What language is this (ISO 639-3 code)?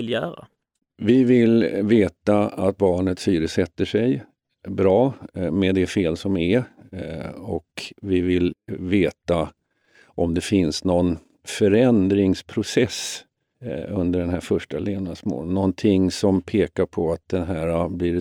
swe